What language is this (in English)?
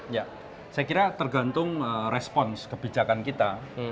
Indonesian